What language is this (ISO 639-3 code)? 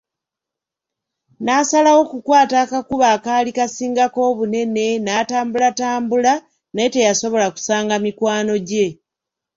lug